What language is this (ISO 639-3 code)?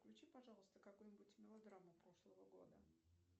rus